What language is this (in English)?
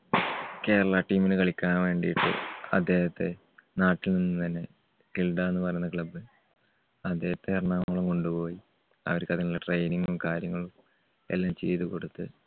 Malayalam